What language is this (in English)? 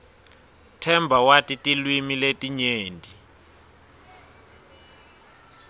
Swati